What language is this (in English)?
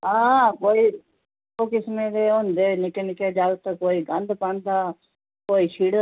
Dogri